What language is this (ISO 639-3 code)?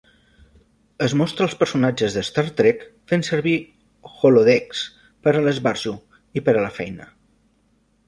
cat